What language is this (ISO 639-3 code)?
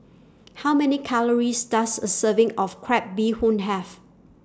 eng